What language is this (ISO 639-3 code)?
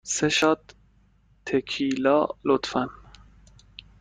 fas